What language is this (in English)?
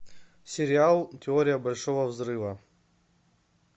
Russian